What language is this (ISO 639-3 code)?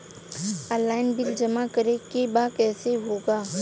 bho